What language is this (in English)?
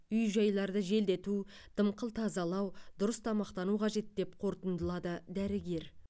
Kazakh